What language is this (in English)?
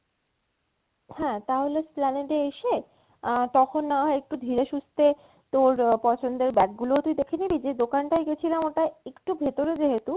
Bangla